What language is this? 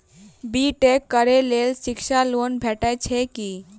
Maithili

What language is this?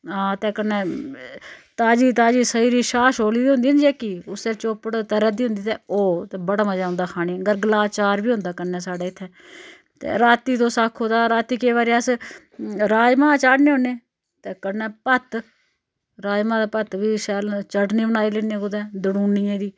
Dogri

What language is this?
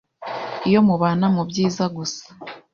Kinyarwanda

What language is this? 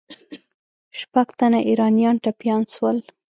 Pashto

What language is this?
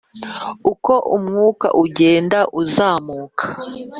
Kinyarwanda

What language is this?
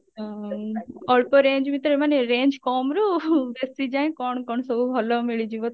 Odia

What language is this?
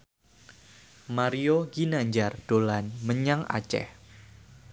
Javanese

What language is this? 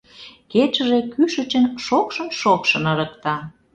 Mari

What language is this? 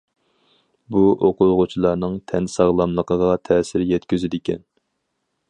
Uyghur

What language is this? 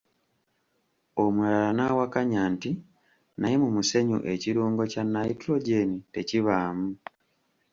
Ganda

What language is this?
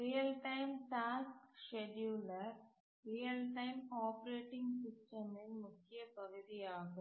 Tamil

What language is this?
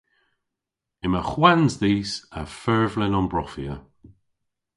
Cornish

